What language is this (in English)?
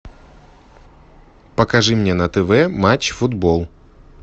Russian